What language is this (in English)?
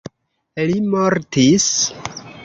Esperanto